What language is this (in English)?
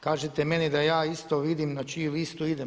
Croatian